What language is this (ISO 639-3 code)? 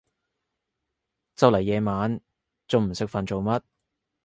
yue